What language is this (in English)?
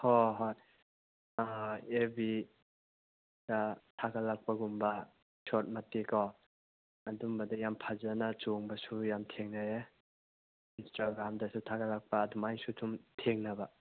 Manipuri